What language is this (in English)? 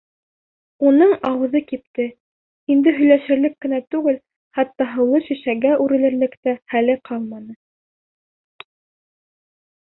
Bashkir